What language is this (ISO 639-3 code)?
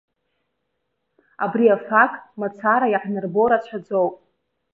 abk